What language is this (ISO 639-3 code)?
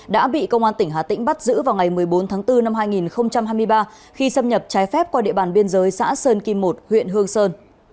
vie